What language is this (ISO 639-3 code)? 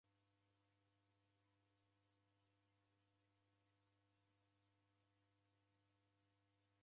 dav